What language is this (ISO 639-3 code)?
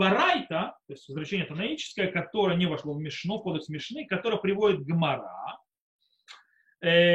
rus